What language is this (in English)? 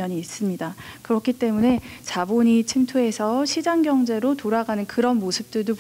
Korean